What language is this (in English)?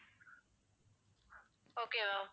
Tamil